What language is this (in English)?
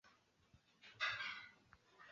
Swahili